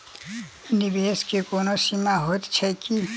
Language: Maithili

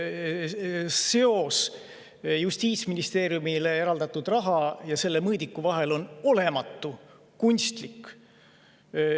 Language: Estonian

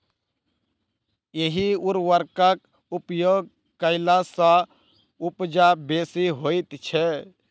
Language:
Maithili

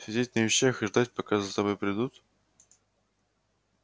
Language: Russian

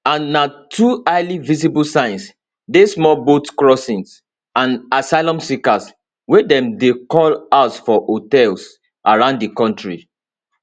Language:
Nigerian Pidgin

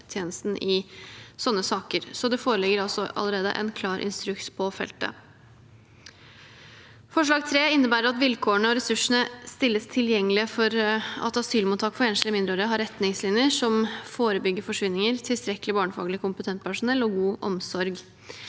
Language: Norwegian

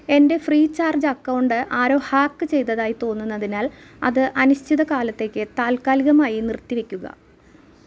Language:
Malayalam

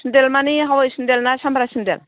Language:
Bodo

